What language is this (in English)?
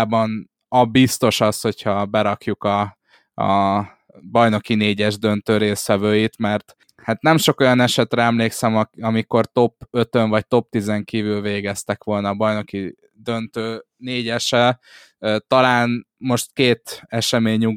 Hungarian